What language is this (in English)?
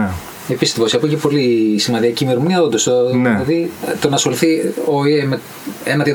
Greek